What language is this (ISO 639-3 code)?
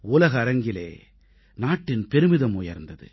tam